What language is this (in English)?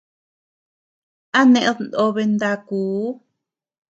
Tepeuxila Cuicatec